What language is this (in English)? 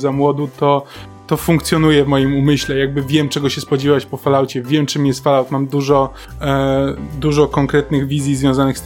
Polish